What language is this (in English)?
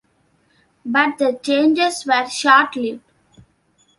English